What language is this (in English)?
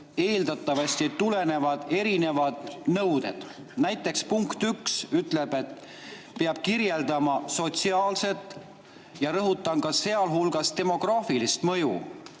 Estonian